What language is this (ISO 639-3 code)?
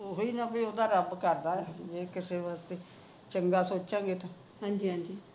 pan